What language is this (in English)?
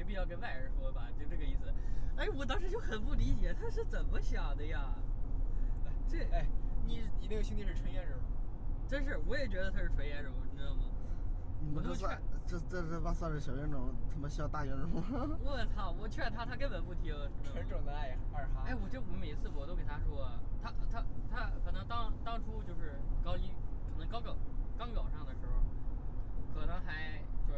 Chinese